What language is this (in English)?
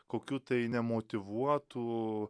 Lithuanian